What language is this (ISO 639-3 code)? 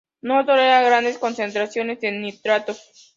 spa